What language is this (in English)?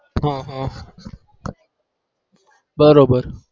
Gujarati